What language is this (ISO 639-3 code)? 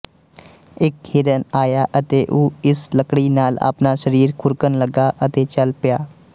pan